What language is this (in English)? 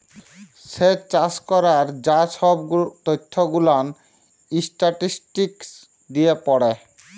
Bangla